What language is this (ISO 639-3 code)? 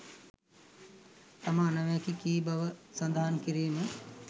sin